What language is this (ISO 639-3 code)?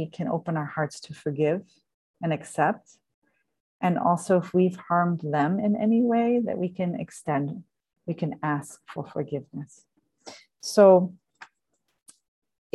eng